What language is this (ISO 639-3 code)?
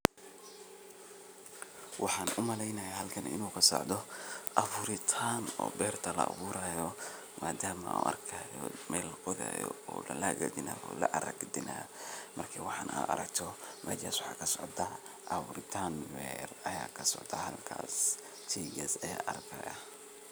som